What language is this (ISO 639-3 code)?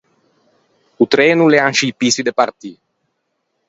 lij